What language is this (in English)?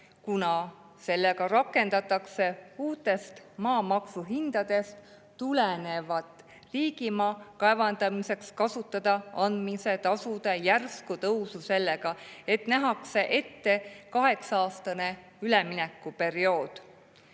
Estonian